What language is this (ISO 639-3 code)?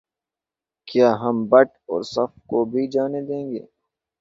urd